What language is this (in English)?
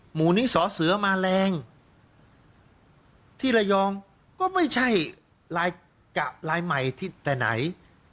Thai